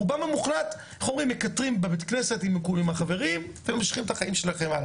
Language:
Hebrew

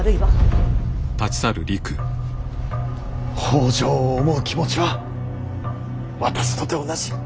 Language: Japanese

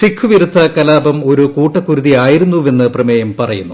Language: Malayalam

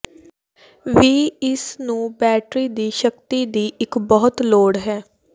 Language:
Punjabi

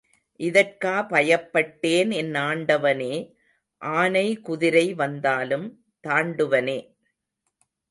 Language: Tamil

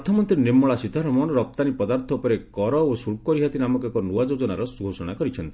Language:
Odia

